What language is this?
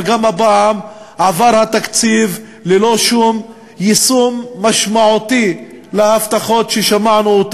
Hebrew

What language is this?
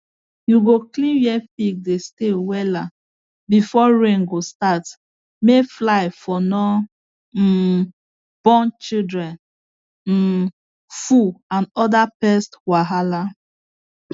Nigerian Pidgin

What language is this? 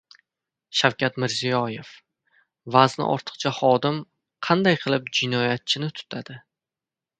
Uzbek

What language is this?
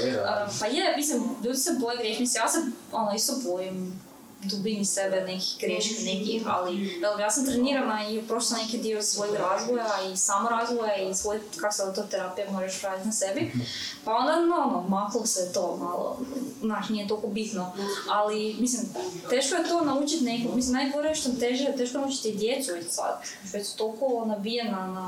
Croatian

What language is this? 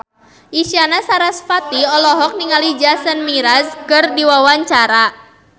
Sundanese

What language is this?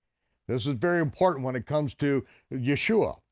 English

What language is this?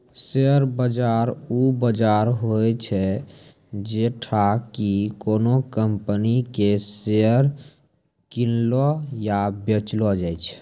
Maithili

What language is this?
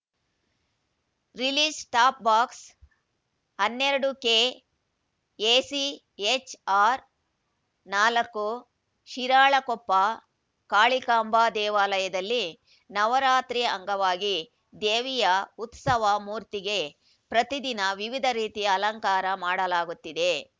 Kannada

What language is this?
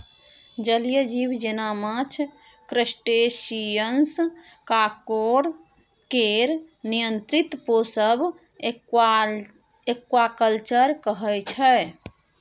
Maithili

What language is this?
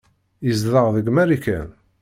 Kabyle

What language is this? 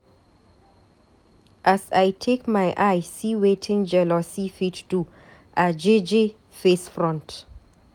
Nigerian Pidgin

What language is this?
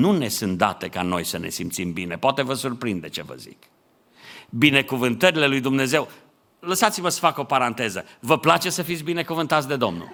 Romanian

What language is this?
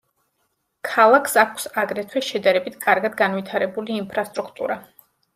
Georgian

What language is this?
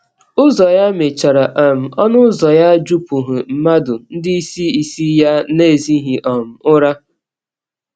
Igbo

